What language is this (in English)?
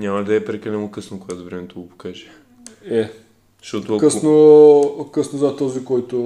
Bulgarian